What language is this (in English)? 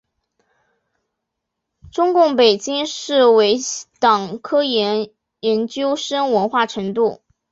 Chinese